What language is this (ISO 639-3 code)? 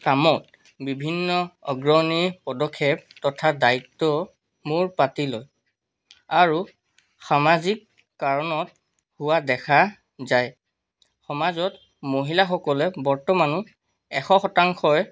asm